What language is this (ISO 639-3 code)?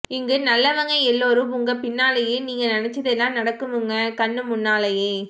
tam